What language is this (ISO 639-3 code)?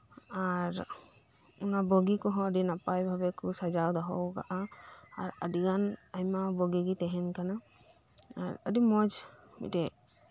sat